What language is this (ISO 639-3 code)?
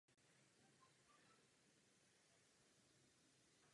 ces